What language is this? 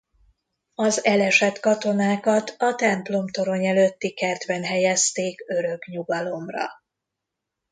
Hungarian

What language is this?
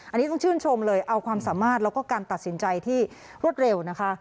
Thai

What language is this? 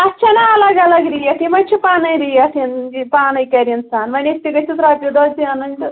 Kashmiri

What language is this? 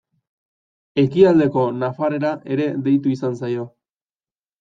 Basque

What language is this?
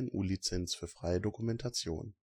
German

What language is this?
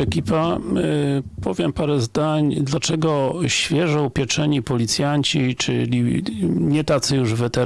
Polish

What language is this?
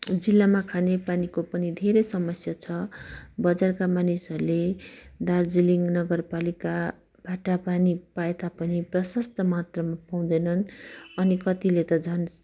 Nepali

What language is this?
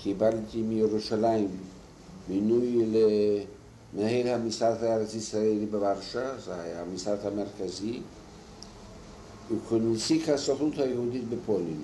Hebrew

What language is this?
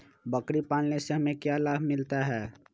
Magahi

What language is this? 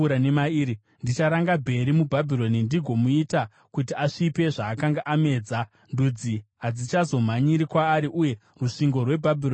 Shona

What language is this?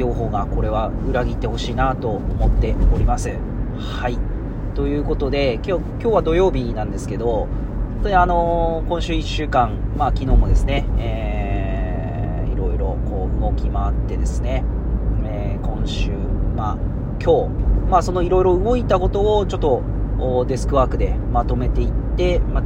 Japanese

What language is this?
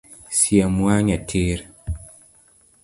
Luo (Kenya and Tanzania)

